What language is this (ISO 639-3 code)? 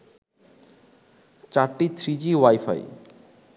ben